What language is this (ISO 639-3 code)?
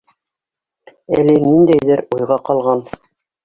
bak